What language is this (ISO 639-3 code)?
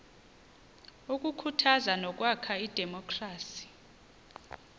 xho